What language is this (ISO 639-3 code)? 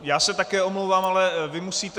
ces